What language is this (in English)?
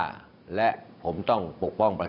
Thai